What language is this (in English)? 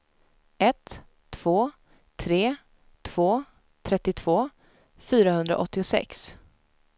Swedish